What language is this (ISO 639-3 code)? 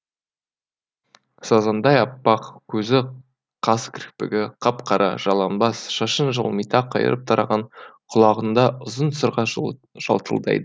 kaz